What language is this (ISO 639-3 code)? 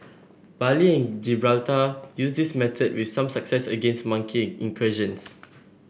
eng